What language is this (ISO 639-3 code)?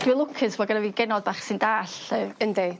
cym